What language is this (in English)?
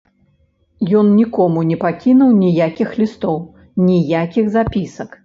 Belarusian